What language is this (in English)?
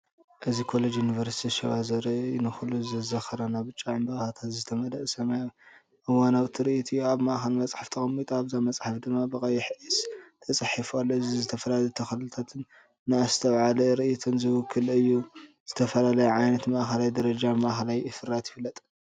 Tigrinya